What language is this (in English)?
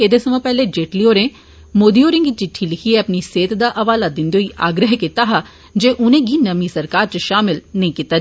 Dogri